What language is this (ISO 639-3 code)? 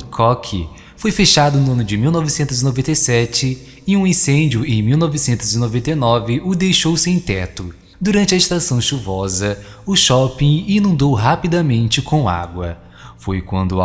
por